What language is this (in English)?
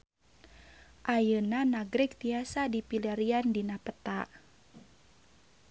Sundanese